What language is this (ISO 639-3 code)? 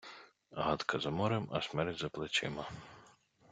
ukr